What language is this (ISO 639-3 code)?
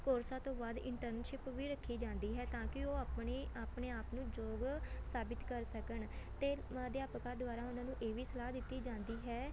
pan